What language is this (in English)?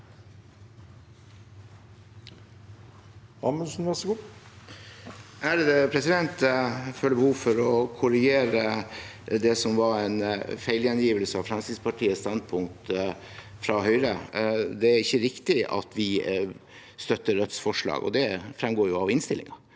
Norwegian